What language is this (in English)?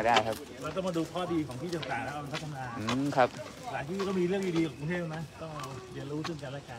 Thai